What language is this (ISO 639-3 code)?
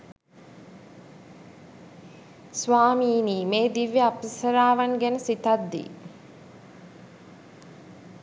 sin